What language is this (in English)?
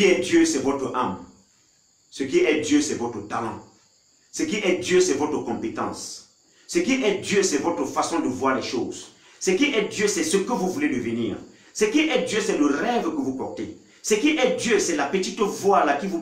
French